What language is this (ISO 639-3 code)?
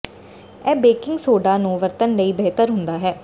pan